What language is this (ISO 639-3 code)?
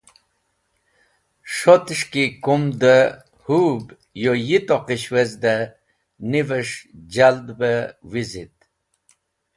wbl